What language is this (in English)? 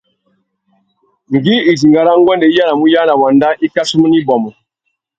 Tuki